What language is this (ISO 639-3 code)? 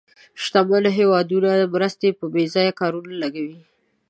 pus